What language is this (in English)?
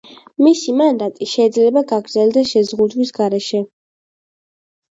Georgian